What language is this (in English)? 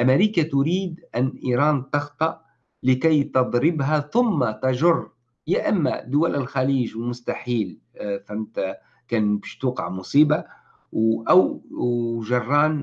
Arabic